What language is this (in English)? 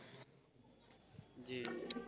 Bangla